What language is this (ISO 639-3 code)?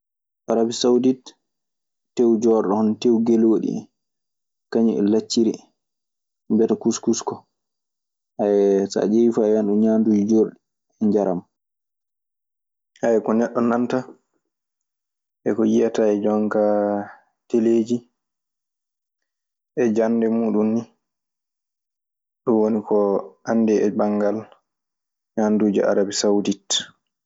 ffm